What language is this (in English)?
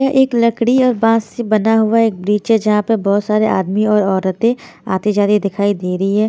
Hindi